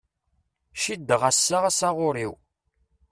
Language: Kabyle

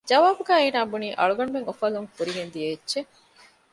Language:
Divehi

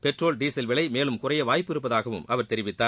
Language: Tamil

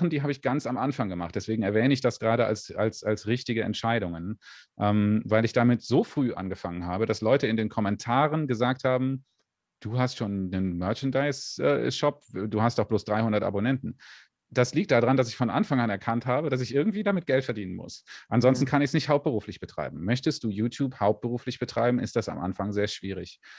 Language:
German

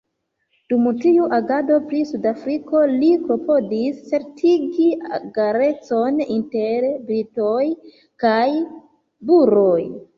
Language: Esperanto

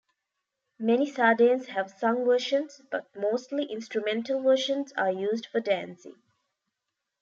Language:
English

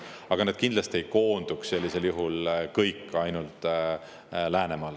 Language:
Estonian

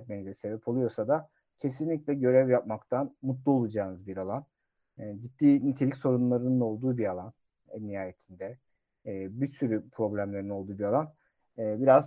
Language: Turkish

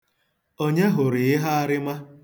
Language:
Igbo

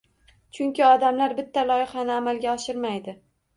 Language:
Uzbek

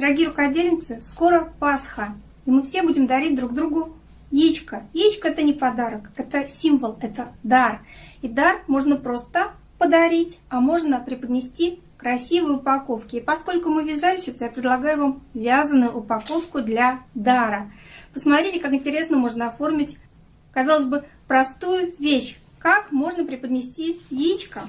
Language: Russian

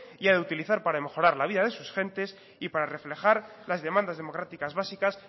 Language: Spanish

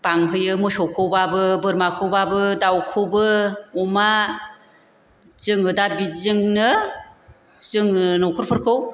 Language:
Bodo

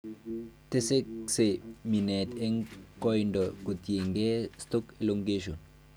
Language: Kalenjin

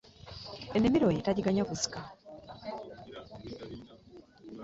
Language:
Ganda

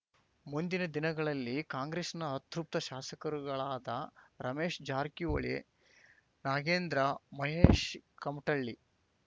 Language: Kannada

